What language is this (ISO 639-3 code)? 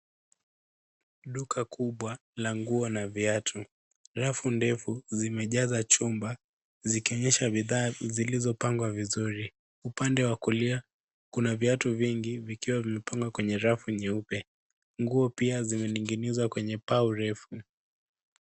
swa